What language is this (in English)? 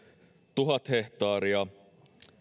Finnish